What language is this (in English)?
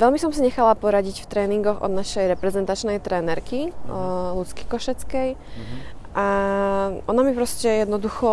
Slovak